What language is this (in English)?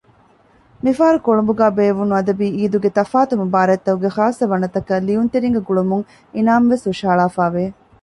Divehi